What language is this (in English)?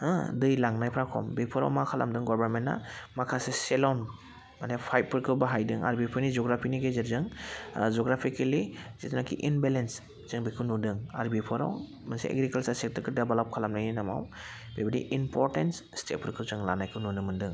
Bodo